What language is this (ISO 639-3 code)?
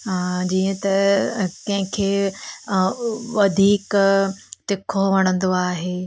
snd